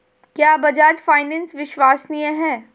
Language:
Hindi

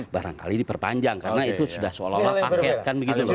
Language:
Indonesian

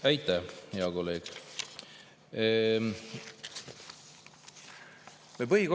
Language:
Estonian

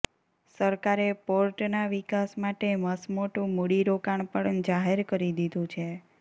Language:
Gujarati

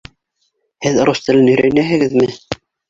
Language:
Bashkir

